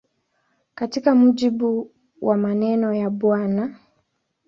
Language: Swahili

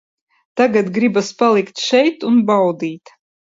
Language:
Latvian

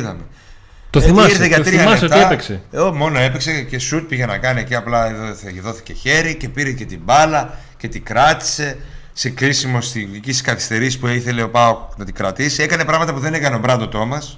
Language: Greek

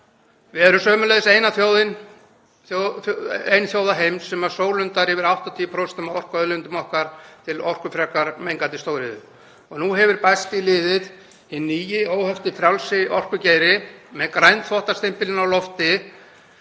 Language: Icelandic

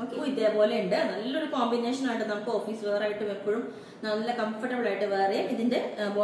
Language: Malayalam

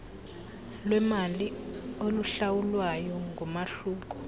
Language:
Xhosa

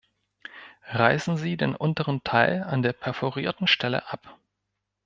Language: German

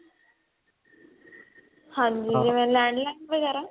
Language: Punjabi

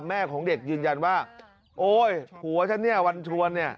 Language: Thai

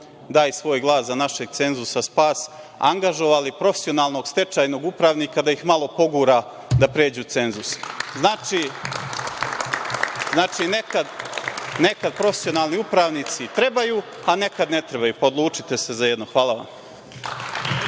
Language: Serbian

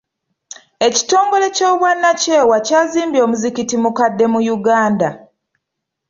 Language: Ganda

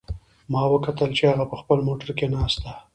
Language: Pashto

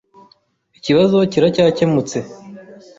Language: Kinyarwanda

